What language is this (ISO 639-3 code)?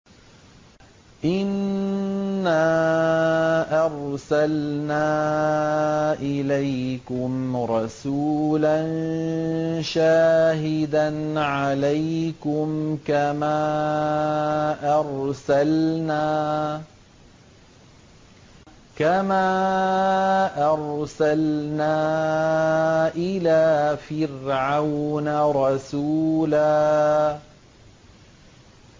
ara